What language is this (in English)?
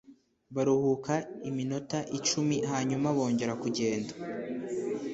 Kinyarwanda